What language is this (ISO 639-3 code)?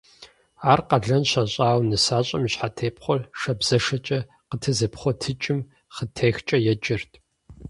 kbd